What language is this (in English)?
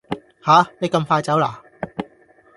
Cantonese